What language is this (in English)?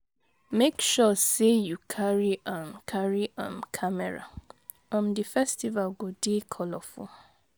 Nigerian Pidgin